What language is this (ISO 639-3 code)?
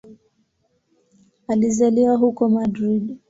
swa